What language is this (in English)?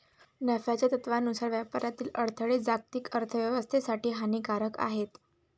Marathi